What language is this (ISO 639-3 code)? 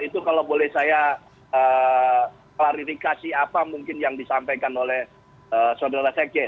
ind